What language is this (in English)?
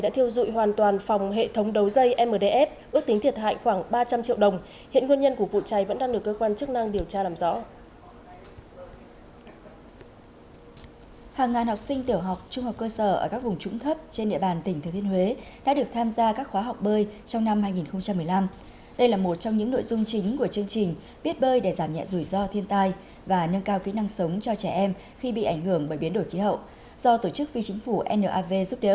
Vietnamese